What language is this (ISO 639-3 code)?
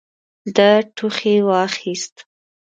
pus